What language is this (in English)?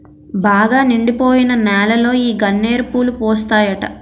Telugu